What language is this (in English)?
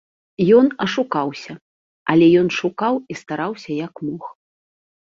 Belarusian